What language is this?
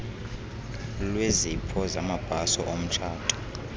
Xhosa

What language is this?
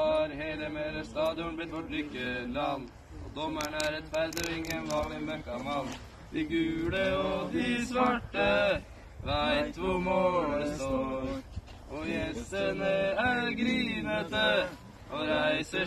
Dutch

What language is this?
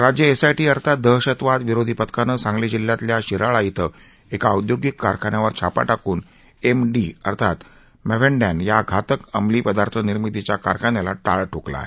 Marathi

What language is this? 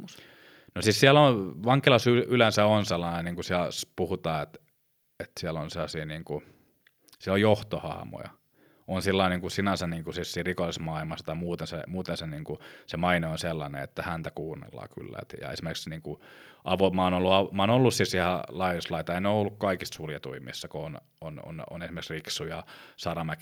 Finnish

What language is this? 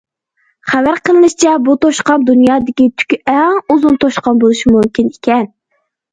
Uyghur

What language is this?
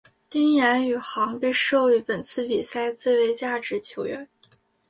Chinese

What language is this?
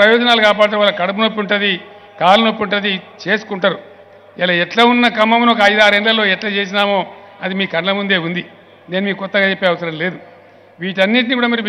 Hindi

